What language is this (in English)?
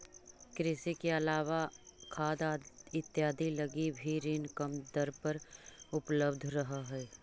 Magahi